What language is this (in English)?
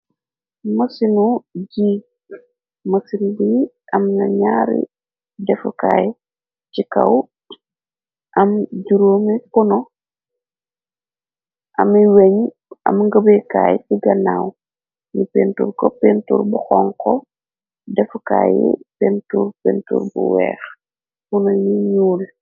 Wolof